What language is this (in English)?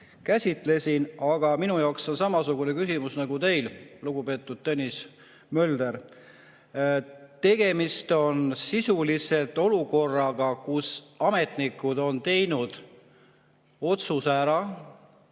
Estonian